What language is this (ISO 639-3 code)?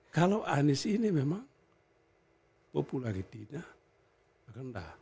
ind